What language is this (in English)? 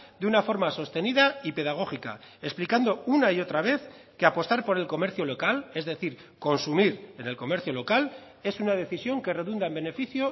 Spanish